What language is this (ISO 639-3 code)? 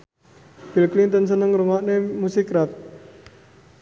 jav